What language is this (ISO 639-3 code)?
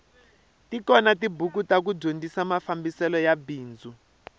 tso